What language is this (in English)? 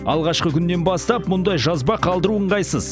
Kazakh